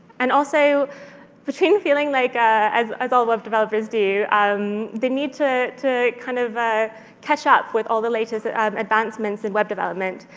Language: English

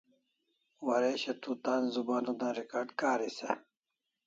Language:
Kalasha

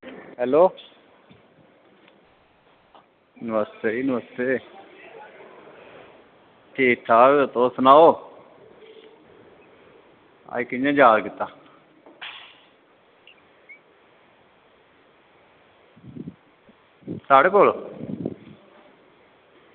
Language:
Dogri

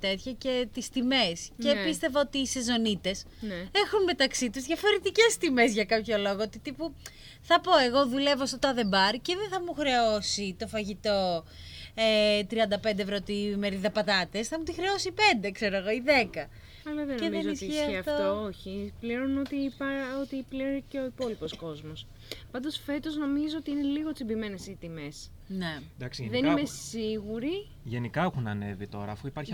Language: Greek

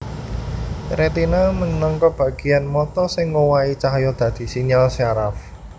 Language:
Javanese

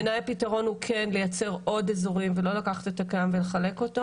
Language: Hebrew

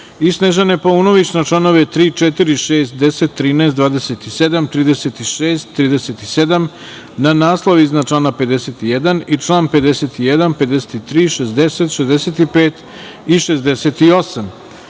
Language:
Serbian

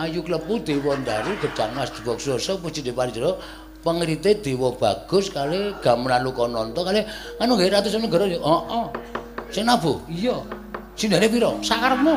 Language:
Indonesian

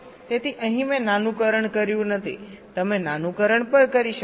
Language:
Gujarati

